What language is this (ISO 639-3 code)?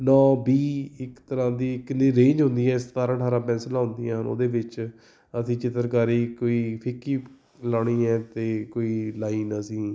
pan